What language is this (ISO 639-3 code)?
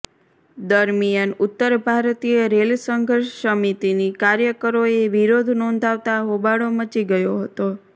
guj